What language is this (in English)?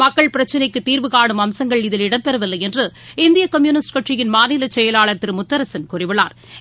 Tamil